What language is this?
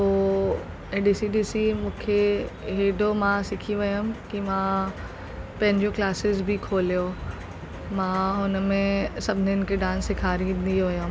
Sindhi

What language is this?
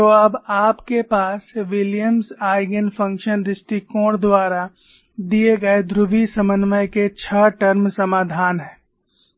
Hindi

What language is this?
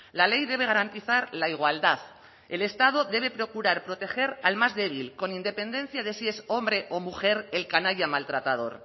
Spanish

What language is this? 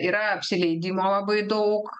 Lithuanian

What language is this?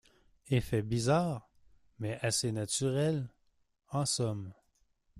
French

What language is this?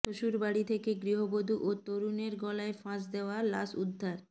Bangla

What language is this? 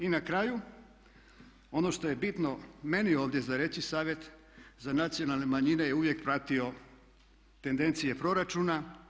Croatian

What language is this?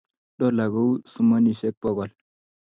Kalenjin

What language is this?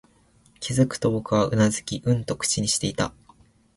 Japanese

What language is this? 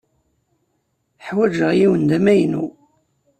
Kabyle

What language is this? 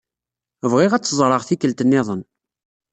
Kabyle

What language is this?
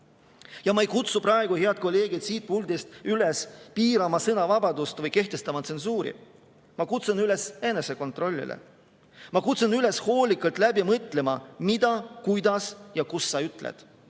Estonian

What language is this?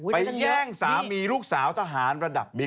Thai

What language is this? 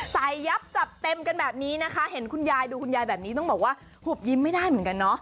Thai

